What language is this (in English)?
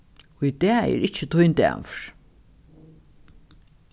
Faroese